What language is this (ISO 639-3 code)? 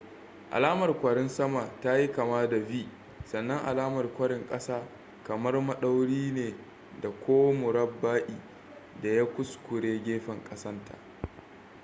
hau